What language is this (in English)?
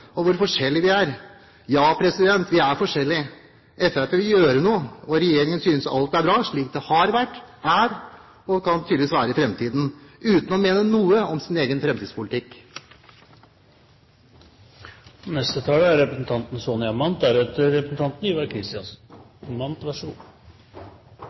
Norwegian Bokmål